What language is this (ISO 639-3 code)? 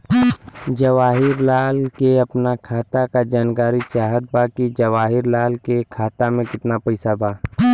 bho